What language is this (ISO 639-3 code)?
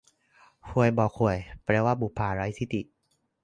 tha